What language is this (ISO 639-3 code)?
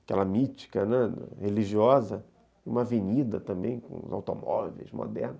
por